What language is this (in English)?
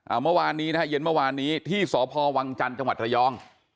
Thai